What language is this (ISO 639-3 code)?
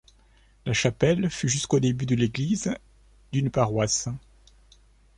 fra